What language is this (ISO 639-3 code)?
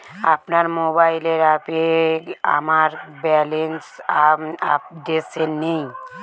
ben